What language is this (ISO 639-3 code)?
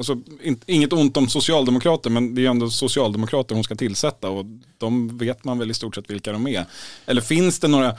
swe